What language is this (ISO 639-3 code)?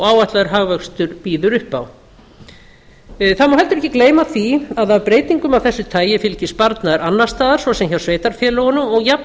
isl